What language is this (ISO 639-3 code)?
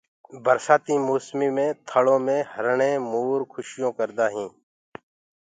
ggg